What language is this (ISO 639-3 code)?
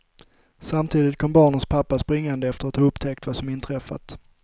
swe